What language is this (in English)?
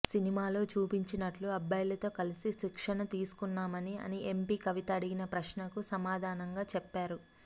Telugu